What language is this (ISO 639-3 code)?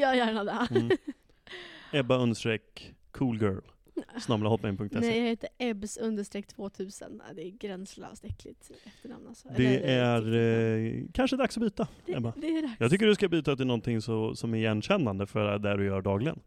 swe